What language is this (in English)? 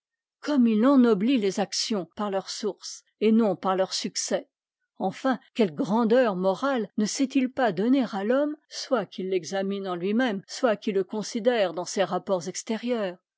French